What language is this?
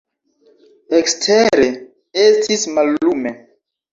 Esperanto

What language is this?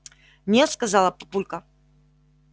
Russian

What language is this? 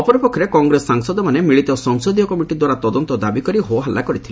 Odia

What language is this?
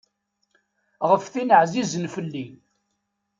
Kabyle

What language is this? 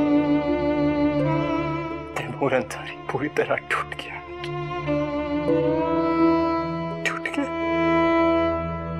Hindi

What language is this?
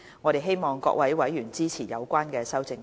Cantonese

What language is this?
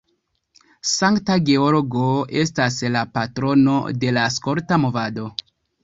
Esperanto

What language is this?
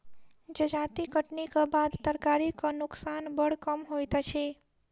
Maithili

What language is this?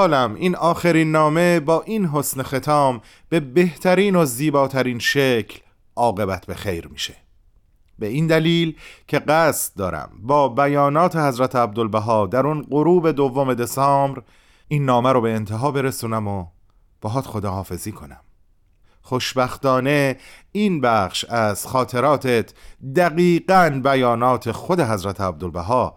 Persian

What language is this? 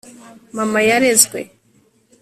Kinyarwanda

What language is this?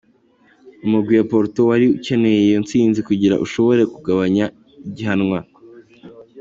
Kinyarwanda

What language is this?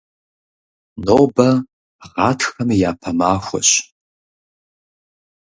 Kabardian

